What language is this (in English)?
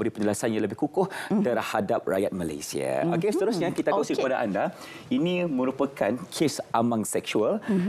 Malay